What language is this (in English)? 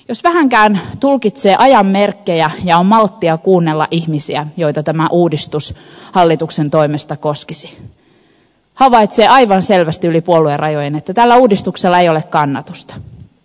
Finnish